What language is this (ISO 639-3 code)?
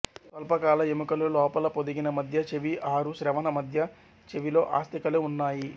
tel